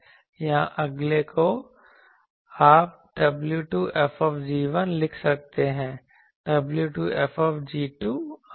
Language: Hindi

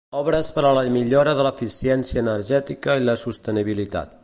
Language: Catalan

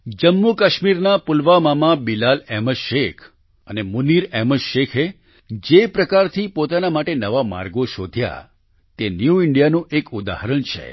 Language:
Gujarati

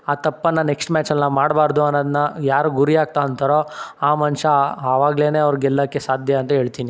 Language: Kannada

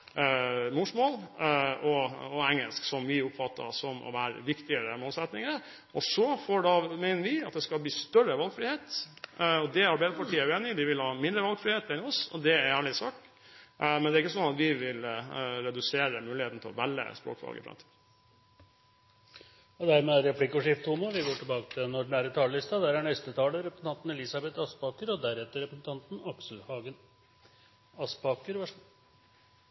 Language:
Norwegian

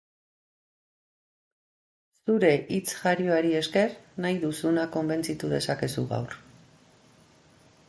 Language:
Basque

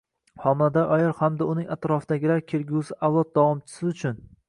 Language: Uzbek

